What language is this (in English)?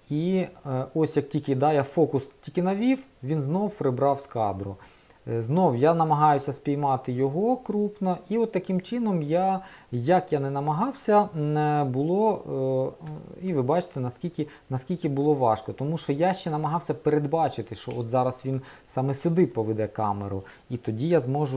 Ukrainian